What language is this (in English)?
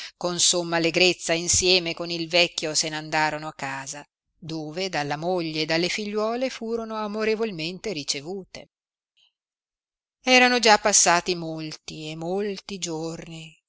Italian